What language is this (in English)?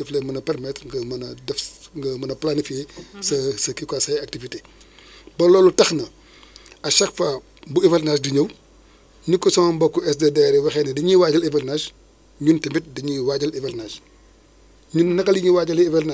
Wolof